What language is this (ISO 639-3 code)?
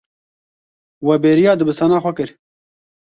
kur